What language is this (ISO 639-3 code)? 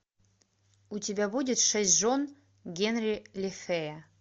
rus